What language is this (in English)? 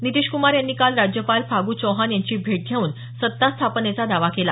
Marathi